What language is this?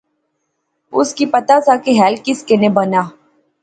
Pahari-Potwari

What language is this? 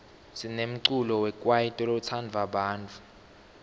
Swati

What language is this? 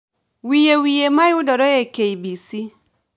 Luo (Kenya and Tanzania)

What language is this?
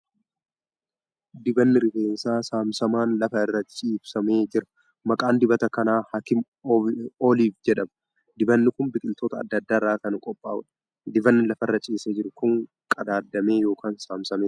Oromo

